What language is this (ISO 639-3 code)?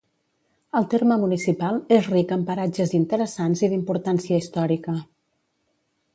cat